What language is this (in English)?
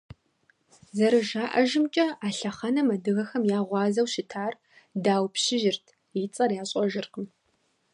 Kabardian